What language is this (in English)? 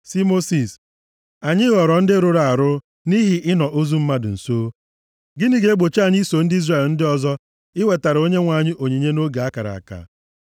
Igbo